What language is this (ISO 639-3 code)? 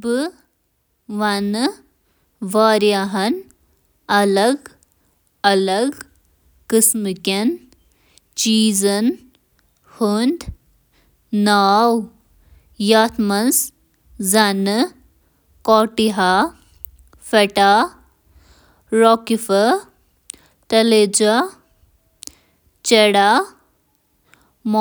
kas